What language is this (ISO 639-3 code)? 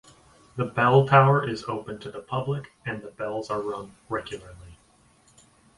eng